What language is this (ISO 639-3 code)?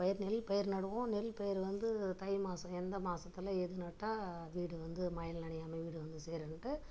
tam